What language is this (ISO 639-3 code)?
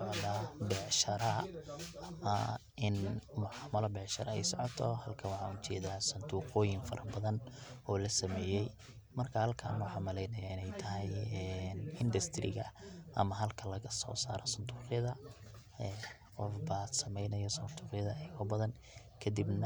som